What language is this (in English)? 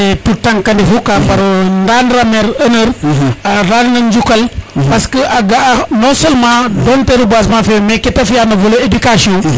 Serer